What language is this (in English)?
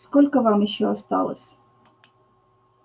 Russian